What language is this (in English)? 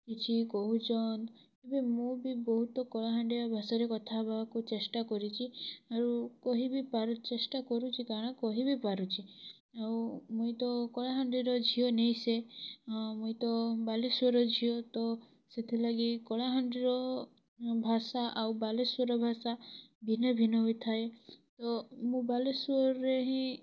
Odia